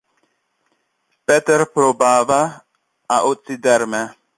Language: Interlingua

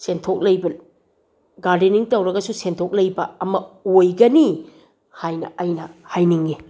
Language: Manipuri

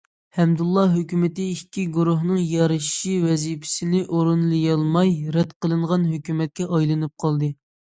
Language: Uyghur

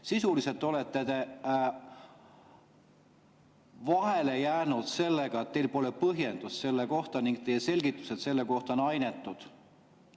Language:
Estonian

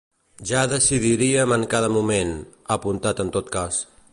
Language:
Catalan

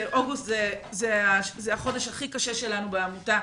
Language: Hebrew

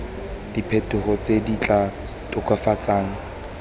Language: Tswana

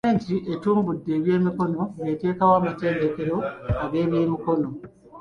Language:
Ganda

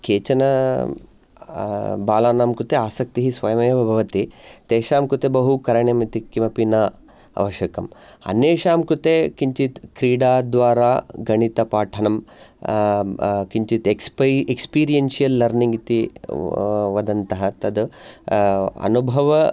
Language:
Sanskrit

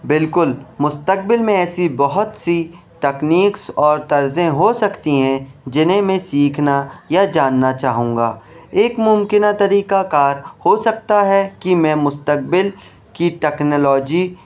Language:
Urdu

